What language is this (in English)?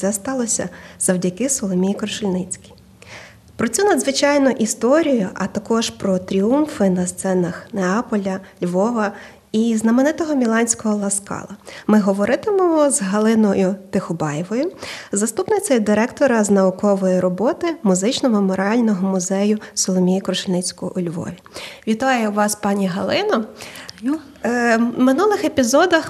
Ukrainian